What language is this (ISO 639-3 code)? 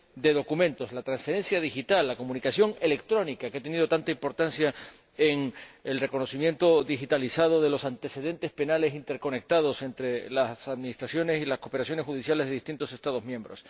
spa